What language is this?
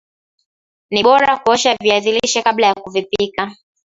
Swahili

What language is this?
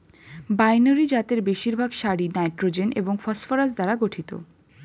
Bangla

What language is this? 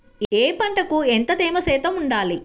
Telugu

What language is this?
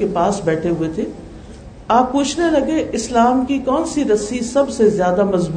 Urdu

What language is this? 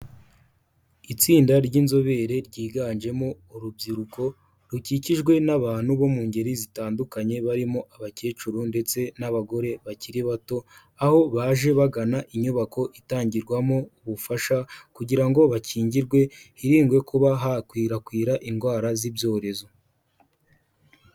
Kinyarwanda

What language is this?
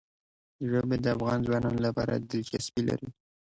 Pashto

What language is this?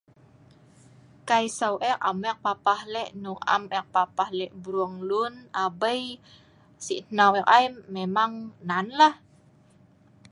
Sa'ban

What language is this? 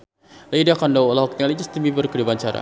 Sundanese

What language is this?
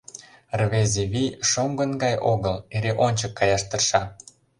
Mari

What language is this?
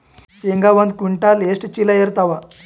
Kannada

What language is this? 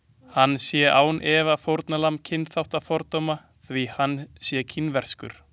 Icelandic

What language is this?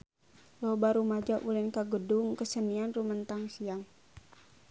Sundanese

